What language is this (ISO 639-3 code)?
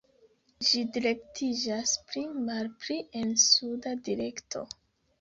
epo